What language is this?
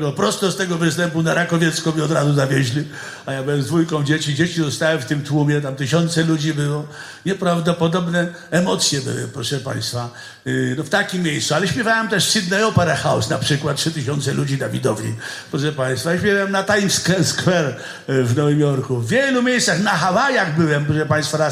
Polish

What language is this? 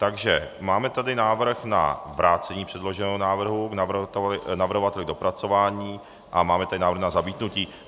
Czech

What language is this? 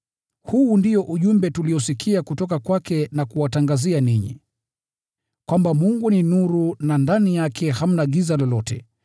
Swahili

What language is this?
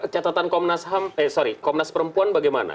Indonesian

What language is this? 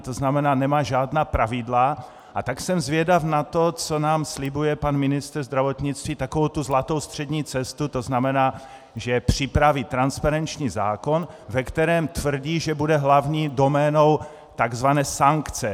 Czech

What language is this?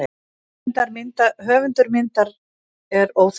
Icelandic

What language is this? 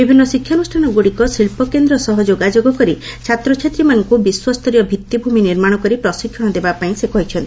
Odia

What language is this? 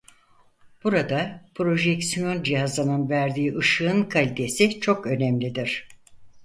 Turkish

